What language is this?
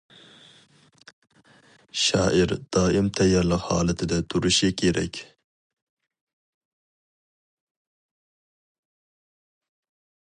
Uyghur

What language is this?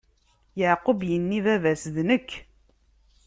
Kabyle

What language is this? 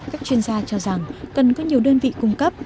Vietnamese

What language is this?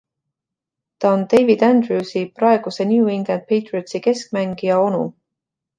Estonian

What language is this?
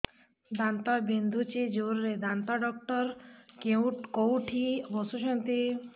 Odia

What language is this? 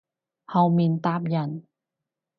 Cantonese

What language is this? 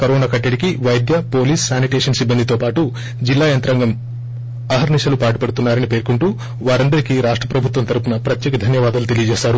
Telugu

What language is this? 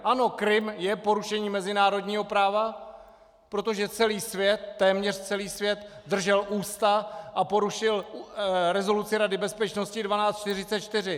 Czech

